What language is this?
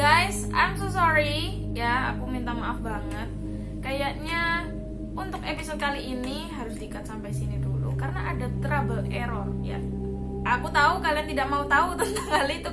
Indonesian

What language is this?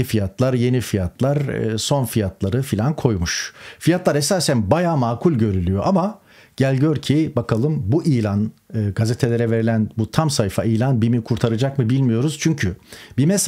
Turkish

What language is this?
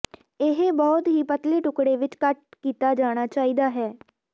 Punjabi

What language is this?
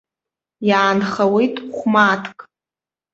Abkhazian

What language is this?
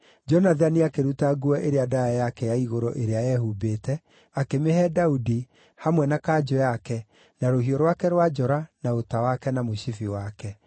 Kikuyu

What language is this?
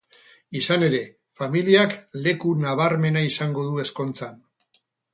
Basque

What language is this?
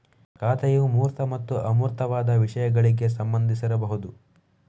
Kannada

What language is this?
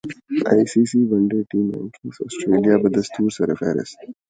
Urdu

